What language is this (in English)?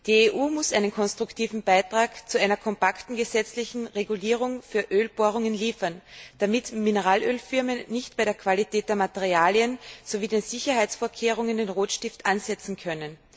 German